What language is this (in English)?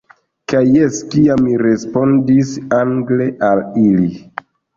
Esperanto